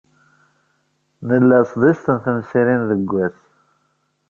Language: Kabyle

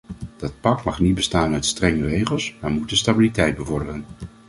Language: Dutch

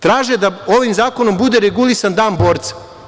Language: Serbian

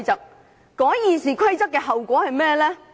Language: Cantonese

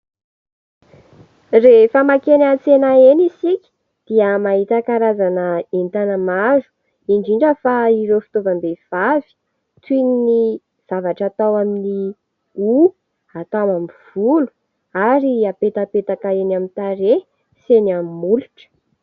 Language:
Malagasy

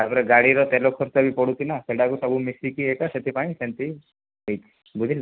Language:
Odia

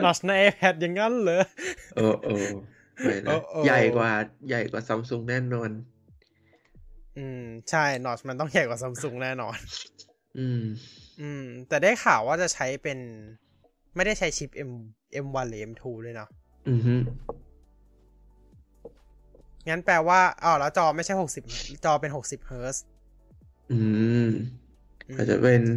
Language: Thai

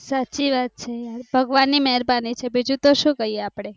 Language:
Gujarati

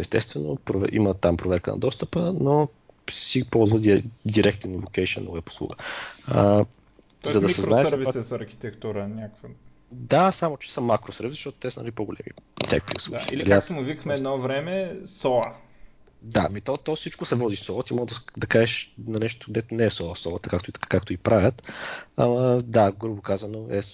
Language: Bulgarian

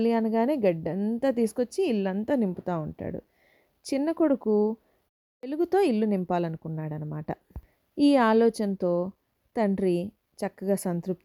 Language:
Telugu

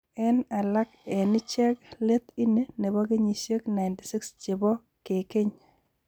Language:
Kalenjin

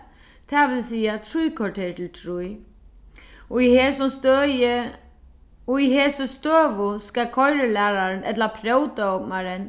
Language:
Faroese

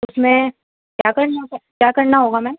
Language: Urdu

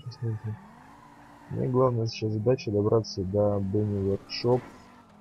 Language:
Russian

